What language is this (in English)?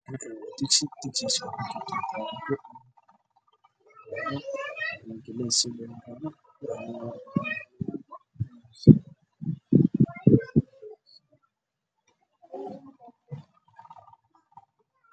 Somali